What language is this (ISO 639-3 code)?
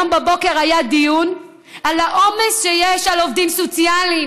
heb